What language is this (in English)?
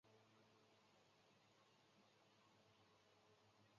Chinese